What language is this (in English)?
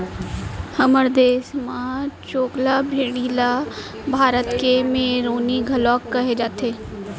Chhattisgarhi